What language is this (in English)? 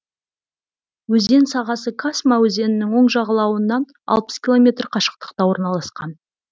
Kazakh